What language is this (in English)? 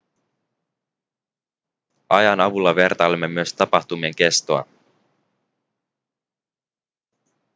Finnish